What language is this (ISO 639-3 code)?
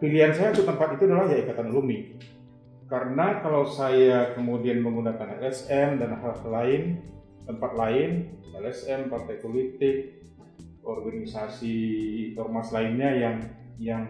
ind